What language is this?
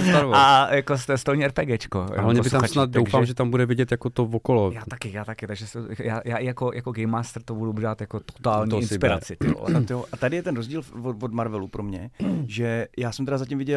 Czech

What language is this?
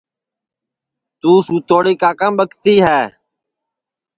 Sansi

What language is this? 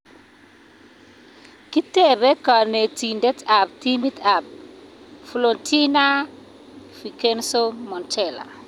Kalenjin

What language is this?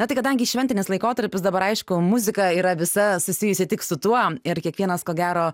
Lithuanian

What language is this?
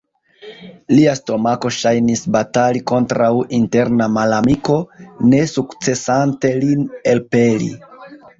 Esperanto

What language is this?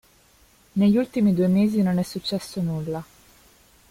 Italian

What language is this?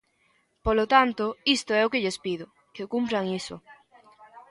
Galician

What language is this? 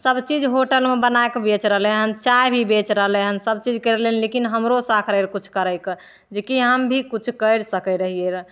Maithili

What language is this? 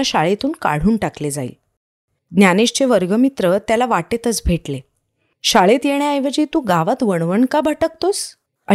Marathi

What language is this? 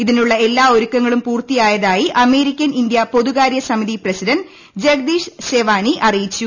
Malayalam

